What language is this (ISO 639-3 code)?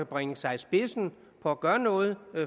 dan